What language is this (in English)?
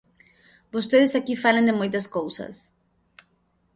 Galician